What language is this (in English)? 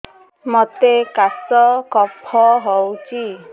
Odia